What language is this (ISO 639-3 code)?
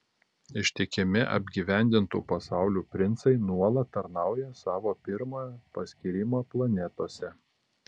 lit